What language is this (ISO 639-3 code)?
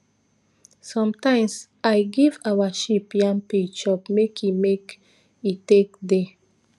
pcm